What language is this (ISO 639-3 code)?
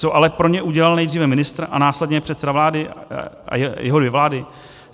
ces